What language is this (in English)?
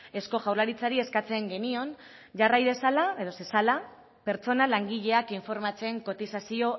Basque